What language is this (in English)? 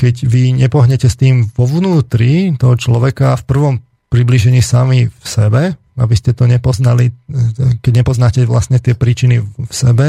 Slovak